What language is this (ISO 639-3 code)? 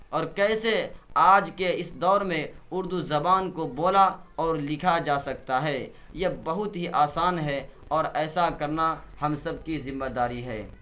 urd